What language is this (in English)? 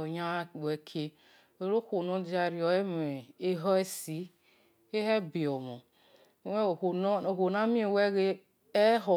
Esan